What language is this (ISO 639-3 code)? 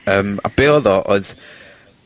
cym